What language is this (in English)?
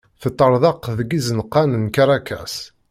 Kabyle